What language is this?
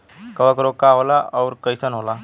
Bhojpuri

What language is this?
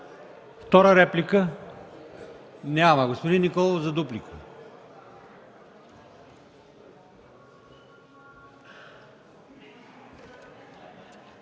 Bulgarian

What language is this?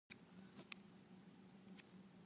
Indonesian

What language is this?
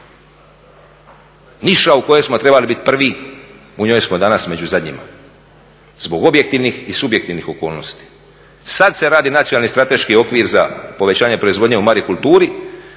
Croatian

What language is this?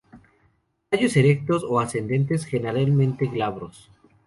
Spanish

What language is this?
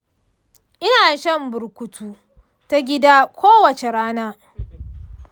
Hausa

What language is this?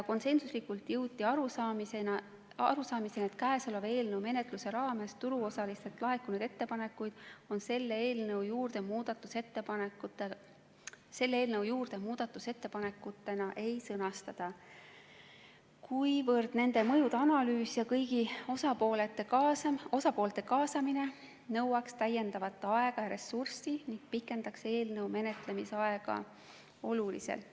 Estonian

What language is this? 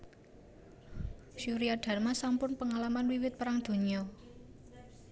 Javanese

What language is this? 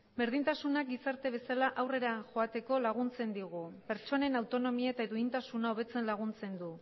Basque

